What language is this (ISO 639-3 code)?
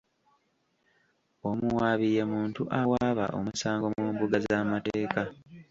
lug